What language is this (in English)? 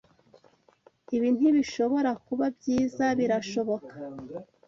Kinyarwanda